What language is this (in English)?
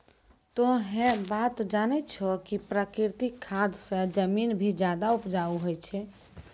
Maithili